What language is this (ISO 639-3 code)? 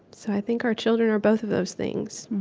eng